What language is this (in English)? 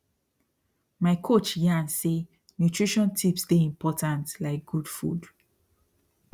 Nigerian Pidgin